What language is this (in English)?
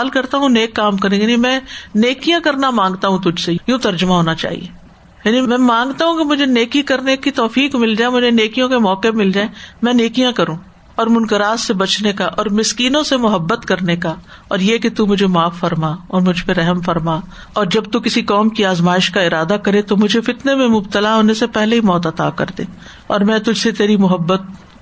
Urdu